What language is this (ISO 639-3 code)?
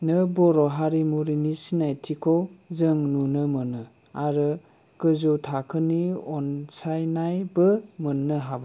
brx